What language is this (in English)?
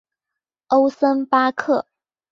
Chinese